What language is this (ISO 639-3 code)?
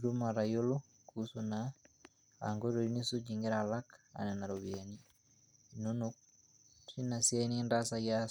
mas